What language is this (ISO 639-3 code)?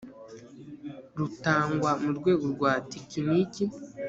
kin